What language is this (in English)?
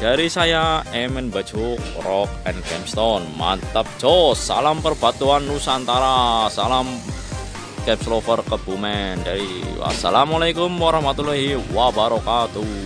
Indonesian